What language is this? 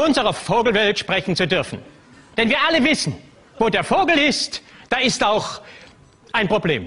German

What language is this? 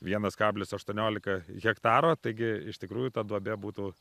Lithuanian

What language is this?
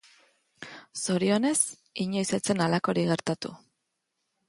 Basque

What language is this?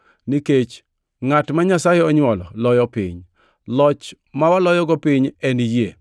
Luo (Kenya and Tanzania)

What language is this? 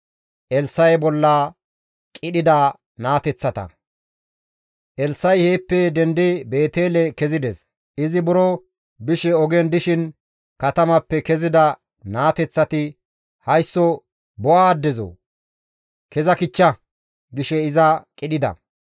Gamo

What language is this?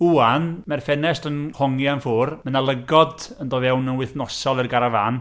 Welsh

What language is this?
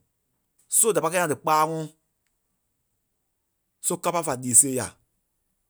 Kpelle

